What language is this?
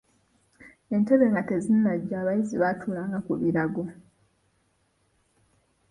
Ganda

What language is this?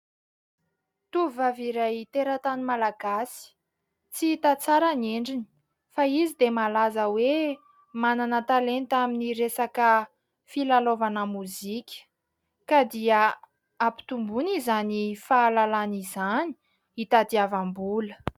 Malagasy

